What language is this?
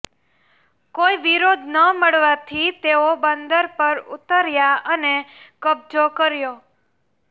Gujarati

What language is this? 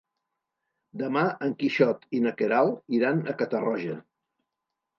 Catalan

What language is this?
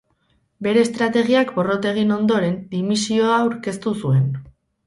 Basque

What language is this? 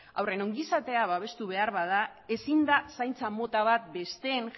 Basque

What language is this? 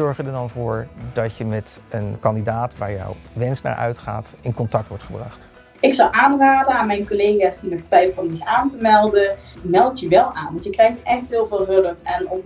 Dutch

